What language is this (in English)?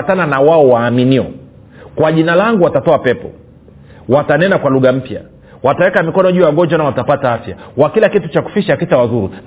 Swahili